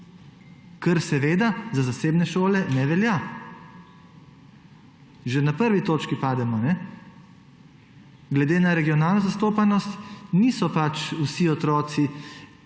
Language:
Slovenian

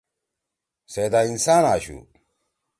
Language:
Torwali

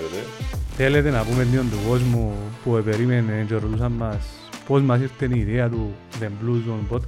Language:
Greek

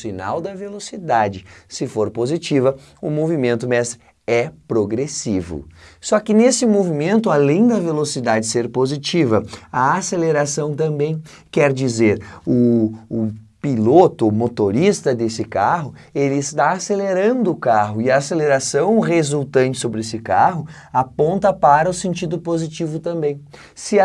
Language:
Portuguese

